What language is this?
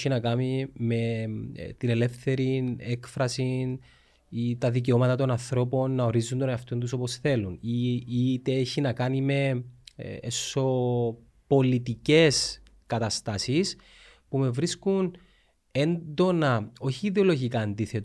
Greek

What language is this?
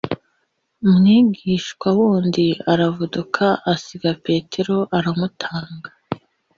Kinyarwanda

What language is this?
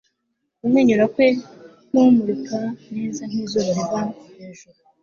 Kinyarwanda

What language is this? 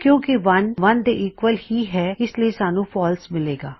Punjabi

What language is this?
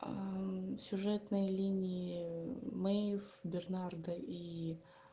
Russian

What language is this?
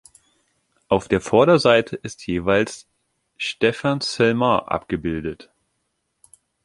German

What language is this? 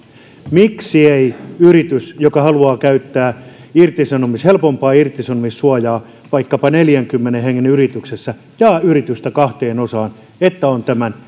Finnish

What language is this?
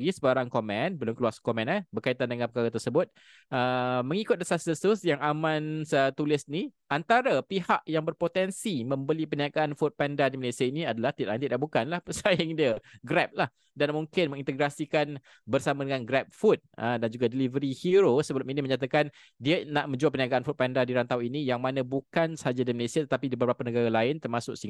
Malay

